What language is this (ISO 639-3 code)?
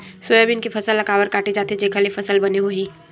hne